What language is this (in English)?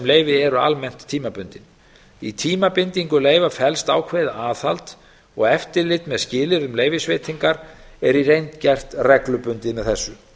Icelandic